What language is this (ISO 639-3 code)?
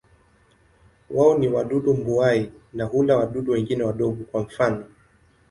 swa